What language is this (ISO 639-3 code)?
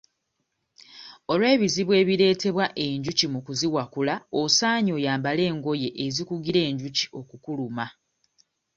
lug